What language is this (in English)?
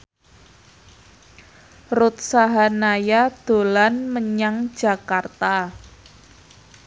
Javanese